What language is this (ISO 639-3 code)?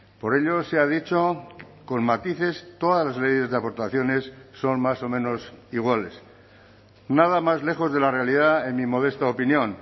spa